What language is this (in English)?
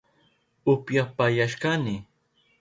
Southern Pastaza Quechua